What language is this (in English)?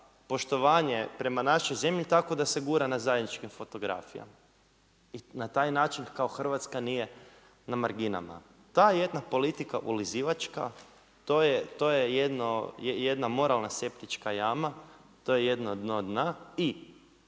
Croatian